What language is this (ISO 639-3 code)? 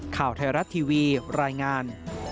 tha